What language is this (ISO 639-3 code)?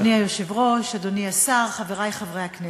heb